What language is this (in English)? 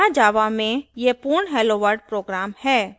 Hindi